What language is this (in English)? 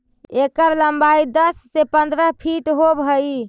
Magahi